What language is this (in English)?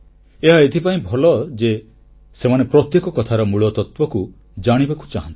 Odia